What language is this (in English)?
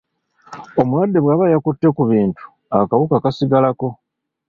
Ganda